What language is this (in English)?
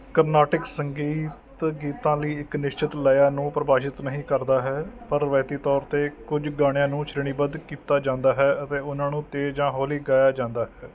Punjabi